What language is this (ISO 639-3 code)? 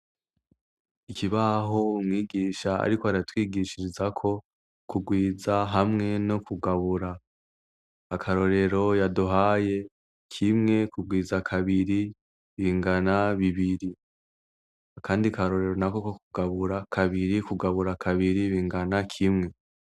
run